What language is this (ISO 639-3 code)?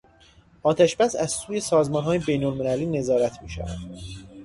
fas